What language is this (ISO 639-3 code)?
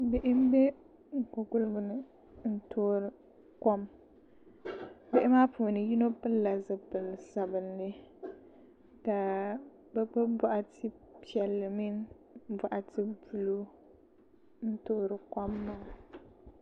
dag